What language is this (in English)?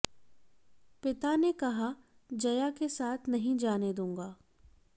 Hindi